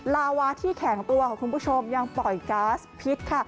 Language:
Thai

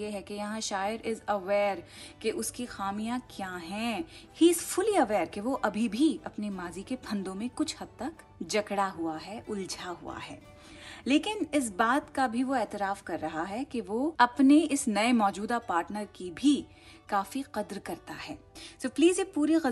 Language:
Hindi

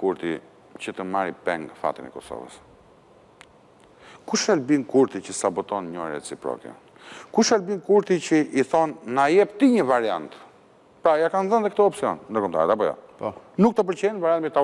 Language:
Romanian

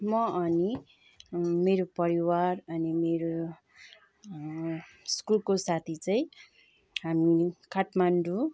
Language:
Nepali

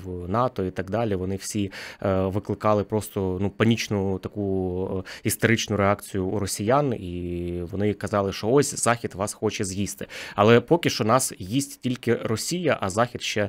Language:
Ukrainian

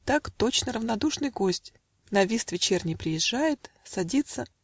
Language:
Russian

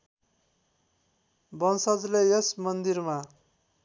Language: Nepali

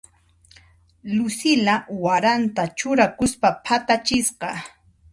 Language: Puno Quechua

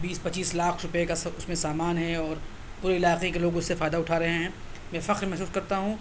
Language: Urdu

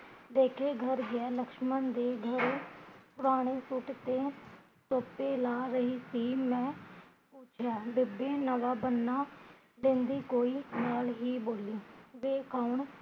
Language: Punjabi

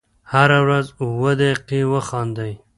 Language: Pashto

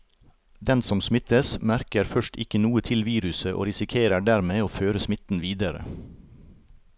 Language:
Norwegian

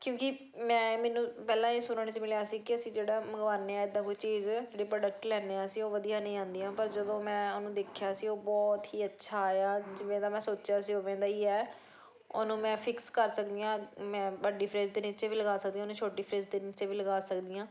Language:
Punjabi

